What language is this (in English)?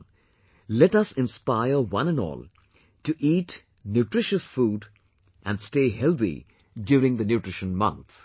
English